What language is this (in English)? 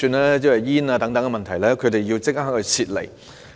Cantonese